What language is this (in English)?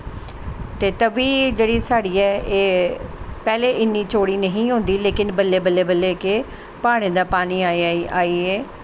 Dogri